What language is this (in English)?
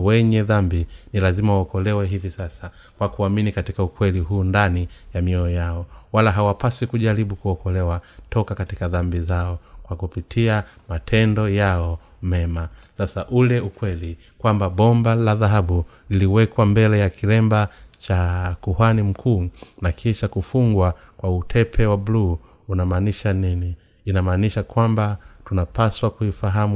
Swahili